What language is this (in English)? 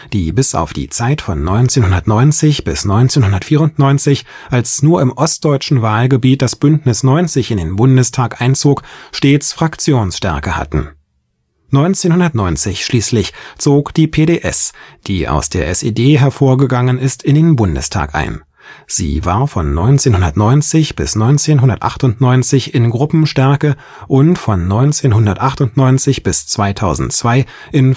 German